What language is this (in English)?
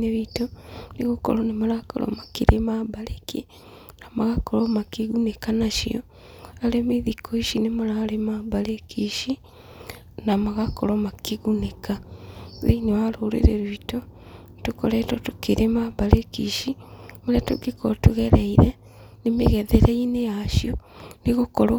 Kikuyu